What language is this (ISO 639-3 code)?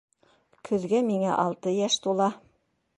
bak